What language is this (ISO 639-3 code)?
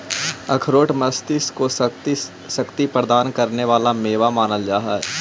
mag